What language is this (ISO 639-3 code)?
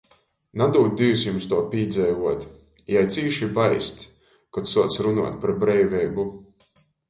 ltg